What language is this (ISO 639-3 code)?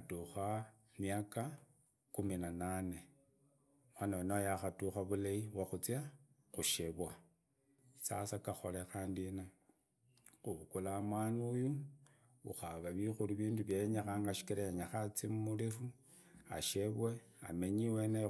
ida